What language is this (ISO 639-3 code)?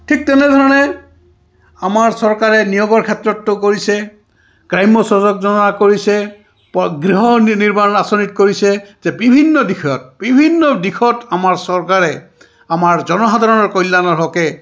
asm